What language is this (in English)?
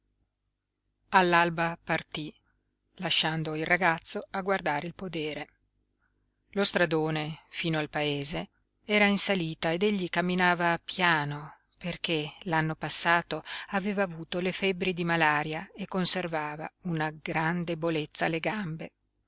Italian